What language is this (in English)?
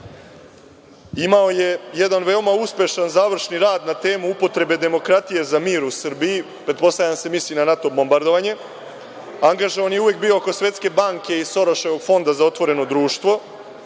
Serbian